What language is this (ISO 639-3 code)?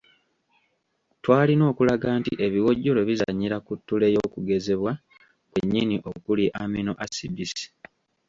lug